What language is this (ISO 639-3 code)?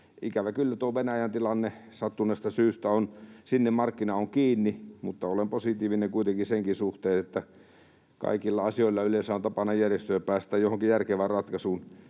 fin